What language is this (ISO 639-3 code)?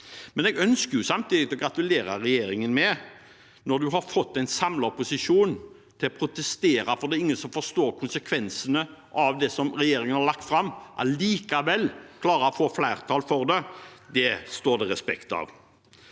nor